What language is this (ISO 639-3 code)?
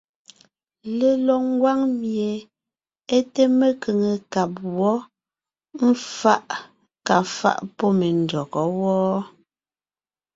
nnh